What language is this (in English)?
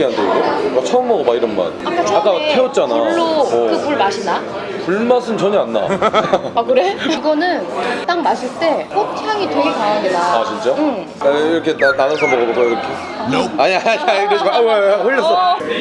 Korean